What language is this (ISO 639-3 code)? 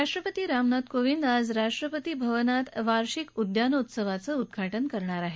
mar